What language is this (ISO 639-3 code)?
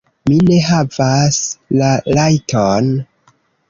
epo